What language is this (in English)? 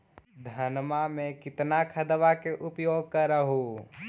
Magahi